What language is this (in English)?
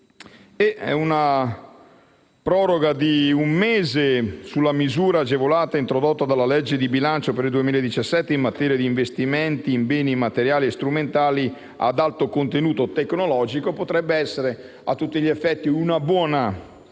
Italian